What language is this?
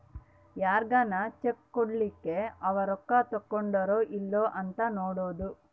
Kannada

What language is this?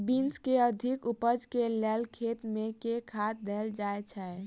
Maithili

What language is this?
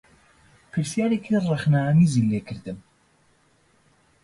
Central Kurdish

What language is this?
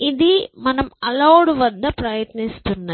Telugu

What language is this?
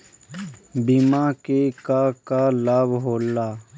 Bhojpuri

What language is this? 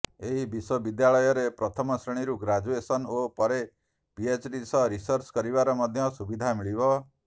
Odia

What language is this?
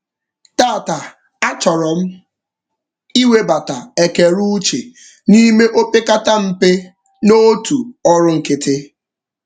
Igbo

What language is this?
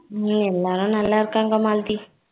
Tamil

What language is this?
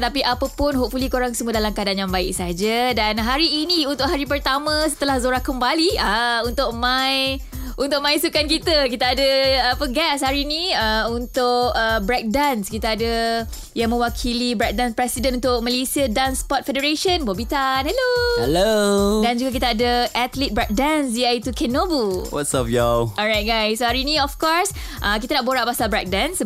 Malay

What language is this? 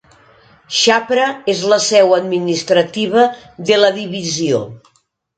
Catalan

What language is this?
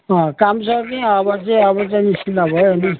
Nepali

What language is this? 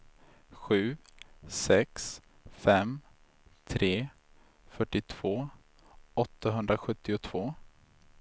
Swedish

